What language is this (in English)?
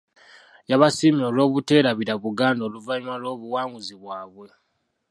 Ganda